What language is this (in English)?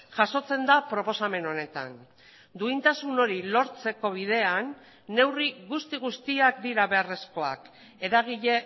Basque